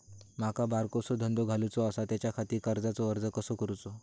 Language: Marathi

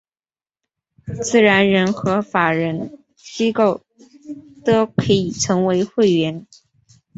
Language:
Chinese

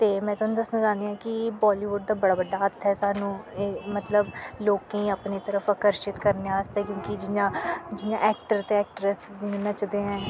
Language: Dogri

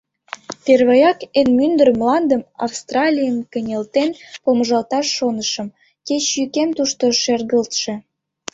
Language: Mari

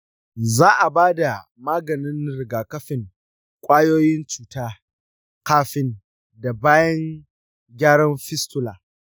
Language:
Hausa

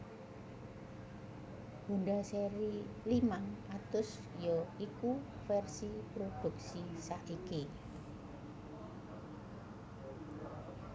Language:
Javanese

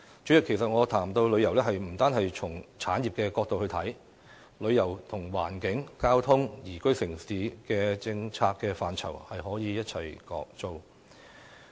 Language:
Cantonese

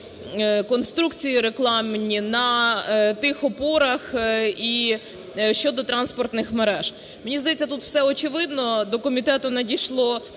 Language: Ukrainian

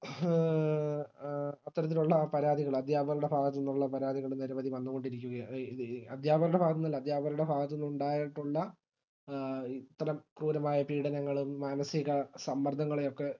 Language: Malayalam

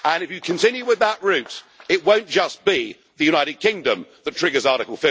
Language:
English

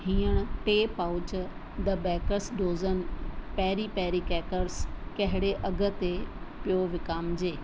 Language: Sindhi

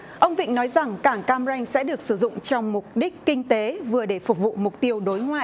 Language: Vietnamese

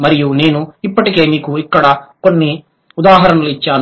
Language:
Telugu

